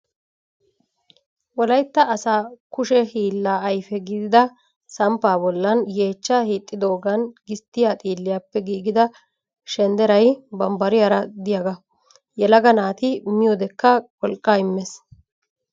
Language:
Wolaytta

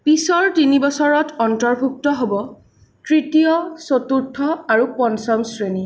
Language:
Assamese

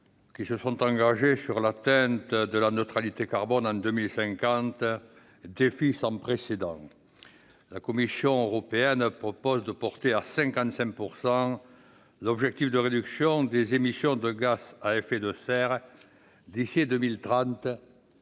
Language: French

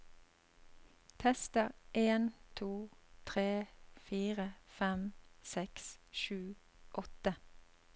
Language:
Norwegian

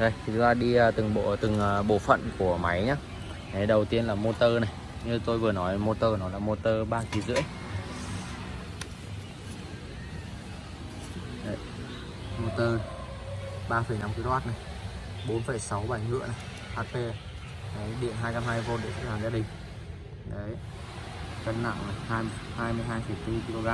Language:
Vietnamese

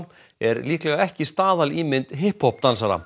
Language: Icelandic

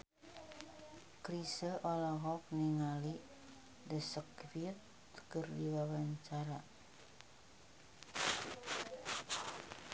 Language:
Sundanese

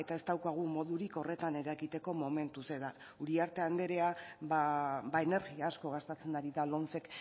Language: Basque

